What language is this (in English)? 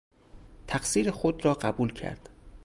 Persian